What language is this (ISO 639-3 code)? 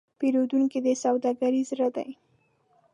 pus